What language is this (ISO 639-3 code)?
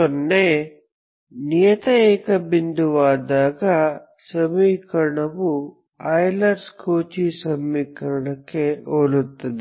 kan